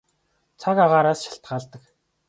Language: Mongolian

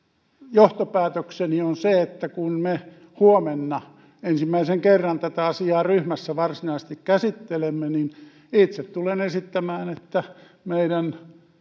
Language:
Finnish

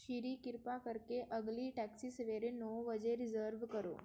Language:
Punjabi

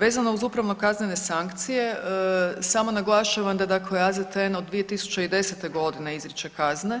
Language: Croatian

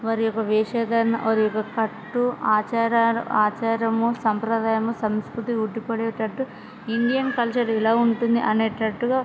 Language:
Telugu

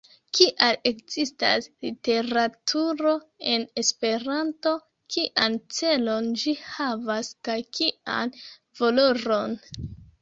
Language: Esperanto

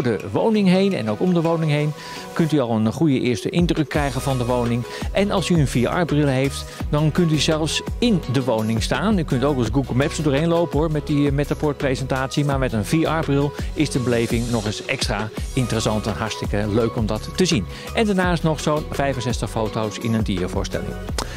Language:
Dutch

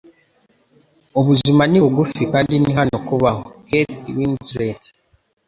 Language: Kinyarwanda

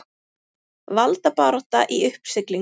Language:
Icelandic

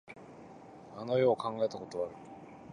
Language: Japanese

